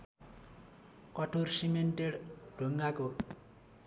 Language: Nepali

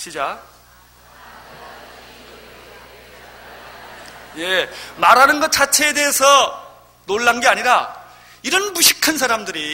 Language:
Korean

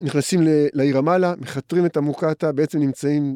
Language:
Hebrew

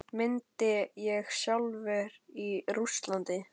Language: Icelandic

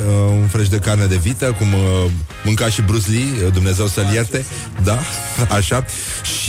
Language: Romanian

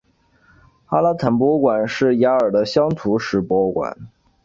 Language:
Chinese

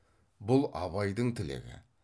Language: Kazakh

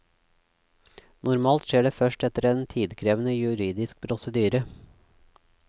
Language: Norwegian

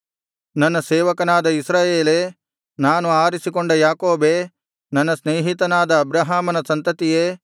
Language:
Kannada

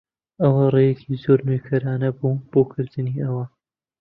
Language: Central Kurdish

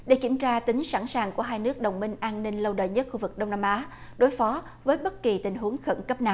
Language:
Vietnamese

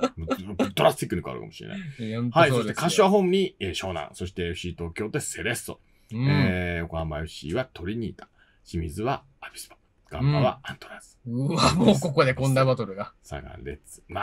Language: Japanese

